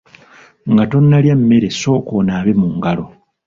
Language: Ganda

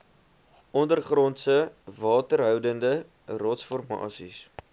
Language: Afrikaans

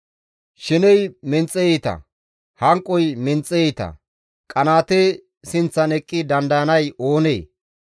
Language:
Gamo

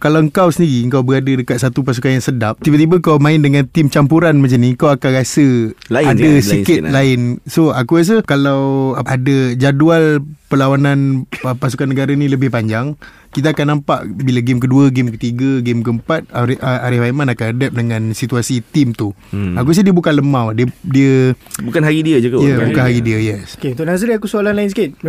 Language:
Malay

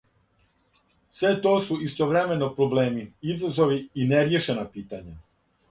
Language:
Serbian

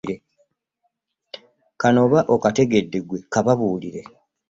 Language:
Ganda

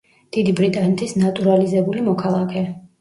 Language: Georgian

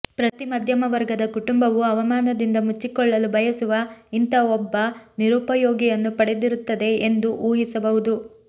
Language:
Kannada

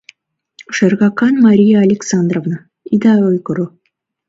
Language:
Mari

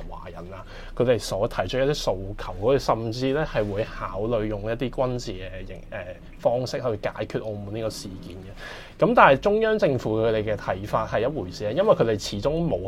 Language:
Chinese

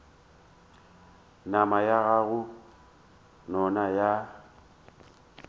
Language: Northern Sotho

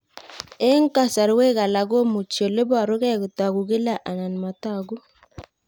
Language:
Kalenjin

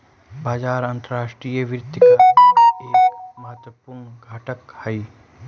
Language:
Magahi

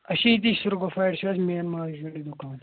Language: Kashmiri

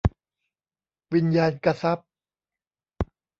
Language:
Thai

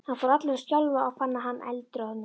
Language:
Icelandic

